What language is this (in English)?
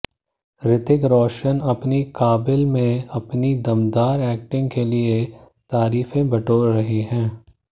Hindi